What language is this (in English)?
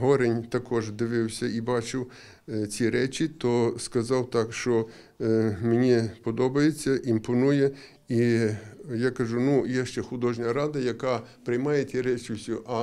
Ukrainian